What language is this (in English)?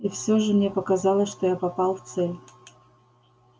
Russian